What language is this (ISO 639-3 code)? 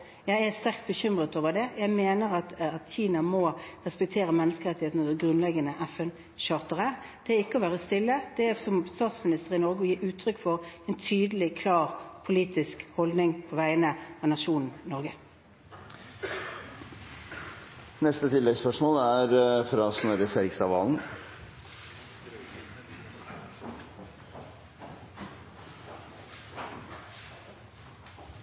nor